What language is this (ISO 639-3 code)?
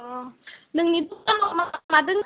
brx